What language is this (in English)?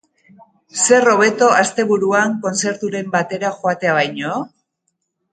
Basque